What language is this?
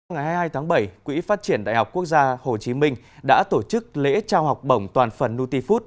Vietnamese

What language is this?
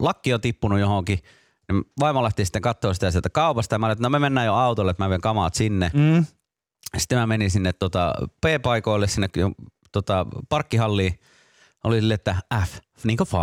Finnish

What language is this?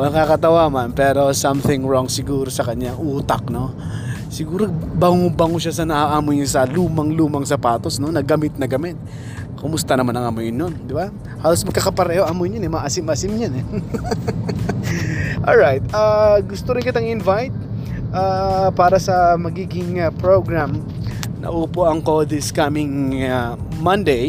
Filipino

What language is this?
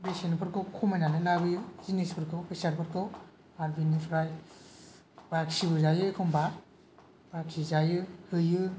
Bodo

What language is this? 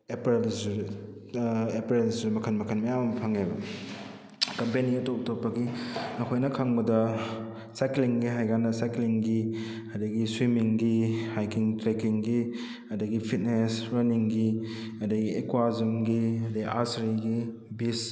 Manipuri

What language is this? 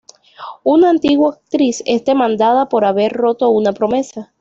Spanish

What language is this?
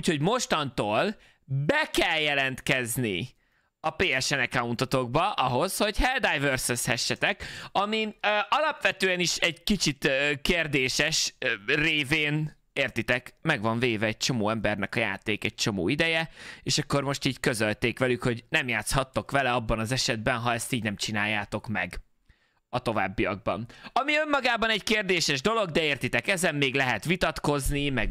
Hungarian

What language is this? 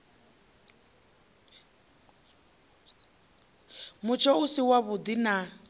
Venda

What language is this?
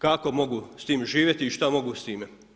Croatian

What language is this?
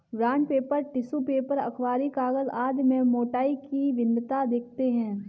Hindi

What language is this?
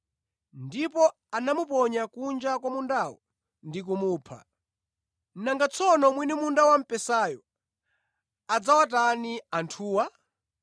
Nyanja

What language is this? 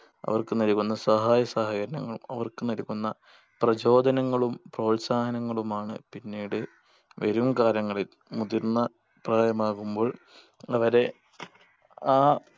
Malayalam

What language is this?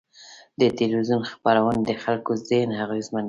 Pashto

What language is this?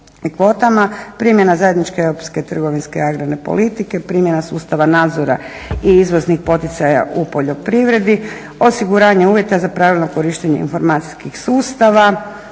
Croatian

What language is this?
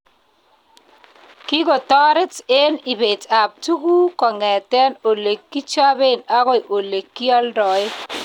Kalenjin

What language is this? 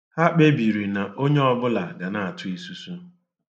Igbo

